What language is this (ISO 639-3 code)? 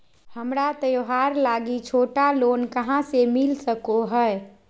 mag